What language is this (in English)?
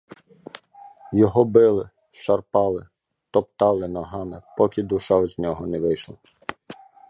Ukrainian